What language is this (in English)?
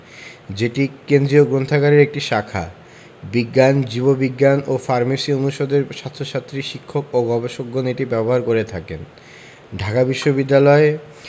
Bangla